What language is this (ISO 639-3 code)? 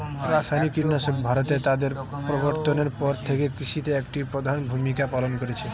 ben